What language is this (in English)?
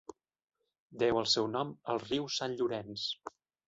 Catalan